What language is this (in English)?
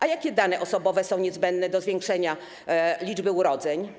Polish